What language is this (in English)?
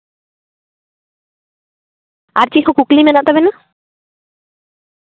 Santali